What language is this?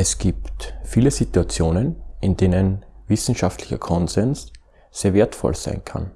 German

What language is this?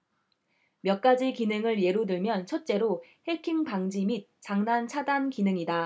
Korean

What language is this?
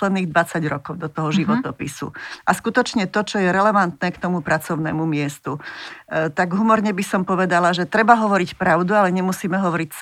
Slovak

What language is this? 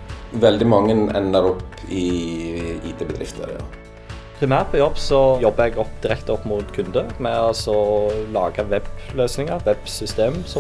Norwegian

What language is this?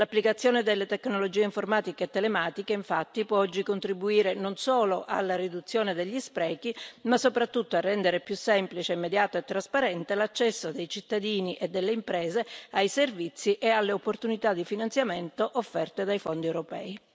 Italian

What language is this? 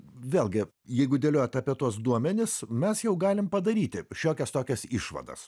Lithuanian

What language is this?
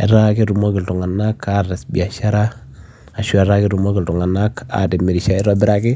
Masai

